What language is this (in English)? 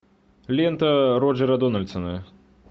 Russian